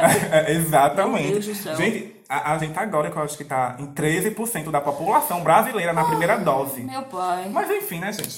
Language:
Portuguese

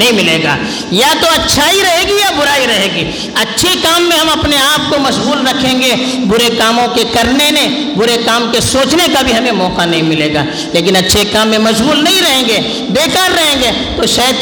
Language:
Urdu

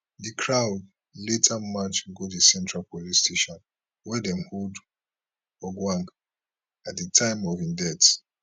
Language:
Nigerian Pidgin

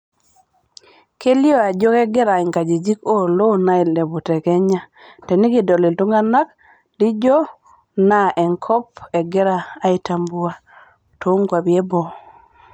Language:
Masai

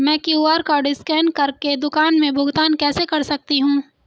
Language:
Hindi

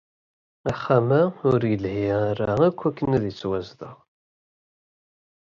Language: Kabyle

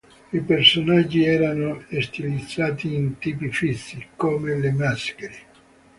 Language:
Italian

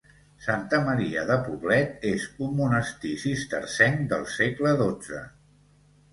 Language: Catalan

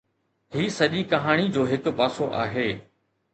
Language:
Sindhi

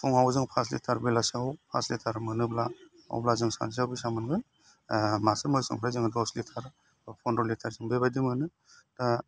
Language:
Bodo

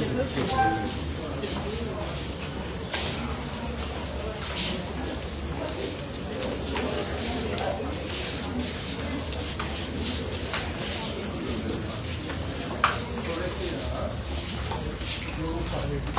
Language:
French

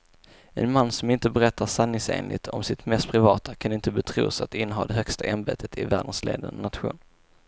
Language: Swedish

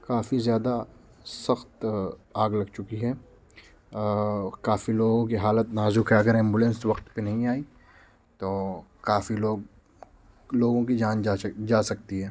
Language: Urdu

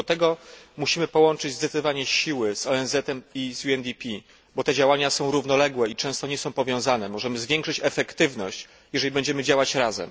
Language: Polish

